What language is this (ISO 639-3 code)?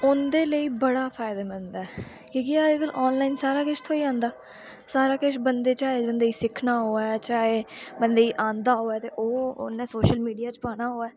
doi